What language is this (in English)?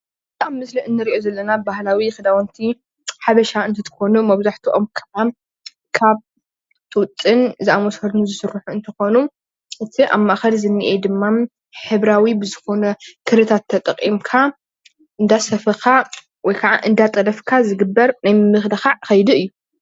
Tigrinya